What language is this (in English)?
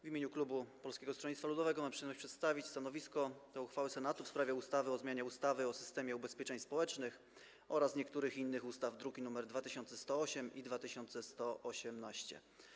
Polish